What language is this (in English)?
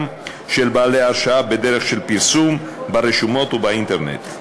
Hebrew